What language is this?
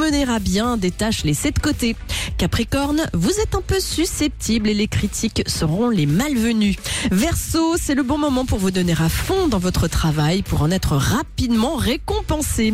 French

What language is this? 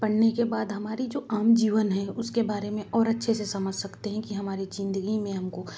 Hindi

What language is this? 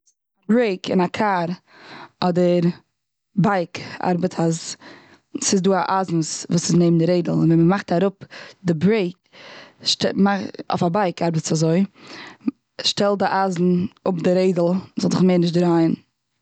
Yiddish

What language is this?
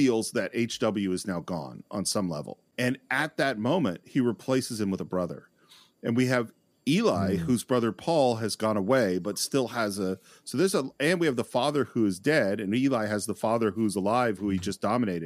English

